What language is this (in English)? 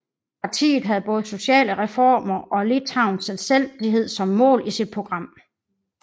Danish